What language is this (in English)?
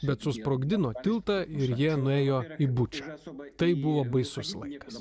Lithuanian